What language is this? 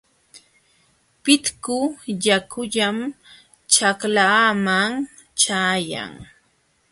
Jauja Wanca Quechua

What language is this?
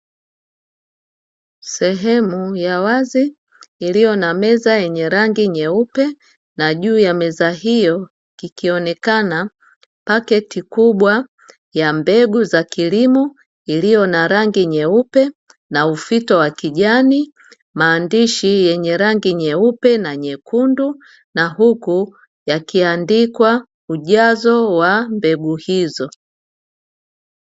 Swahili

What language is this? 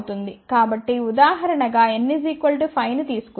Telugu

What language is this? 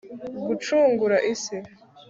Kinyarwanda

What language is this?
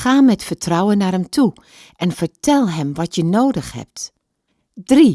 Dutch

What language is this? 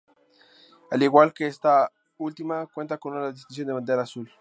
Spanish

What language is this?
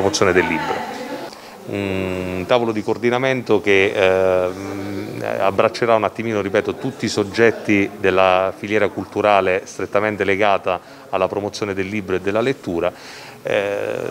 Italian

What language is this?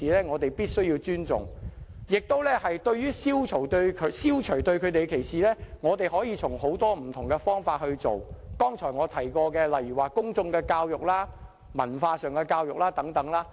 Cantonese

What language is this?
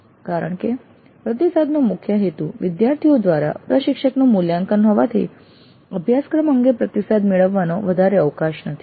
Gujarati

